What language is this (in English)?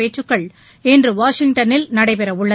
Tamil